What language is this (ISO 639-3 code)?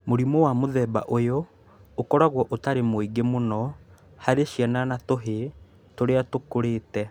kik